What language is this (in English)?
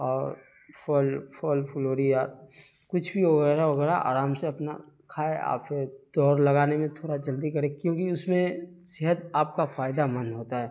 Urdu